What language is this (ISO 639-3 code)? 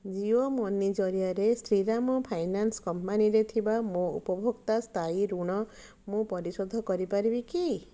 ori